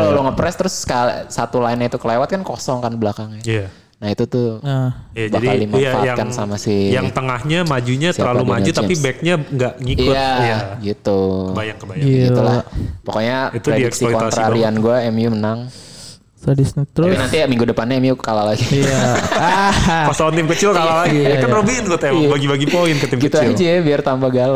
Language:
Indonesian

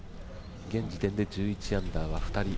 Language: Japanese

